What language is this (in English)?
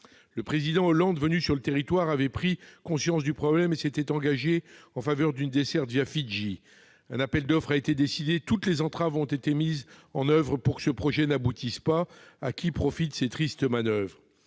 French